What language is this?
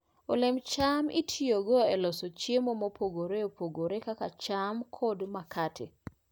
Luo (Kenya and Tanzania)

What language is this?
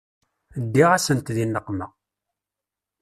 Kabyle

